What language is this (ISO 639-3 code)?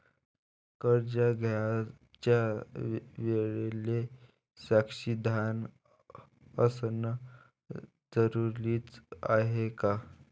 mar